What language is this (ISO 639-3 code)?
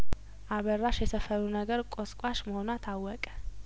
amh